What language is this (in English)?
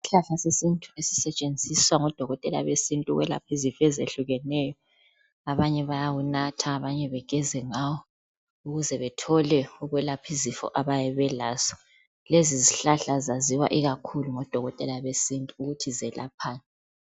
North Ndebele